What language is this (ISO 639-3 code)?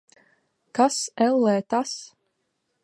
lav